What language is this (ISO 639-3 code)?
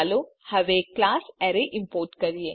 guj